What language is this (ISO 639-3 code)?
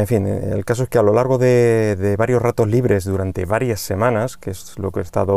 spa